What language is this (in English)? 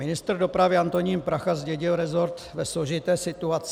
Czech